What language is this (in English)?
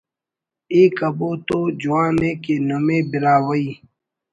Brahui